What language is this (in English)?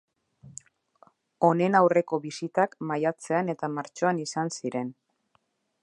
Basque